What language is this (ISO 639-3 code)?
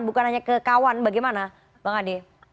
ind